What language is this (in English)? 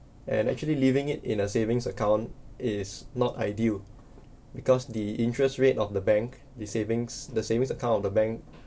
English